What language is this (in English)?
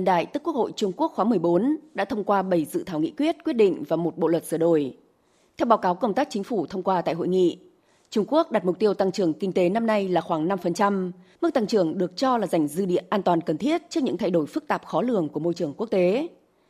Vietnamese